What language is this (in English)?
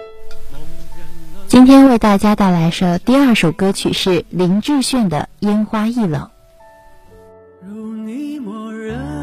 Chinese